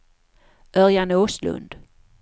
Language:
Swedish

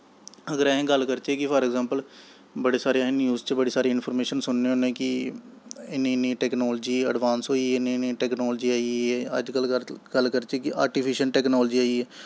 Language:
Dogri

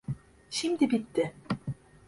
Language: Turkish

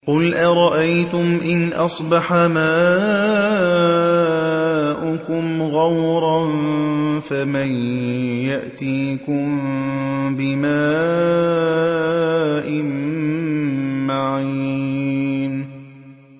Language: Arabic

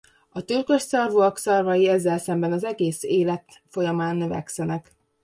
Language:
Hungarian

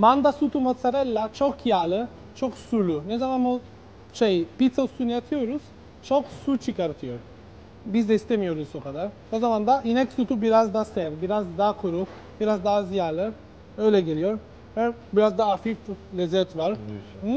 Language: Turkish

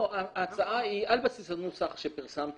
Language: Hebrew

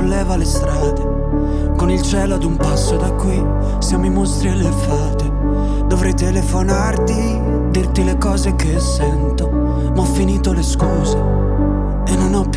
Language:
Croatian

